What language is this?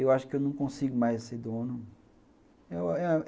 Portuguese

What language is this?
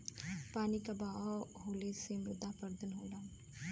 Bhojpuri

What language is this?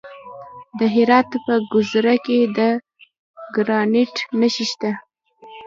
Pashto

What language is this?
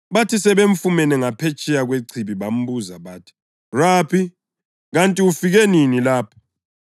North Ndebele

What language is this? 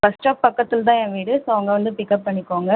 Tamil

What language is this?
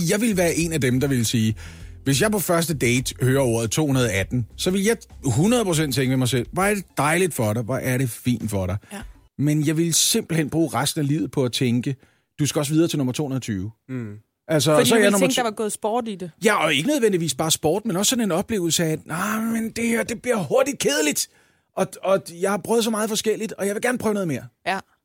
Danish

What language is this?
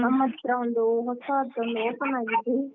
Kannada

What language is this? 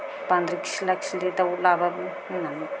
Bodo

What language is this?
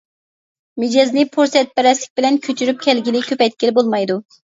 Uyghur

